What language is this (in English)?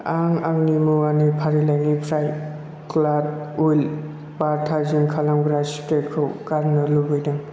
Bodo